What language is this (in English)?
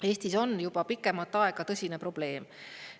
Estonian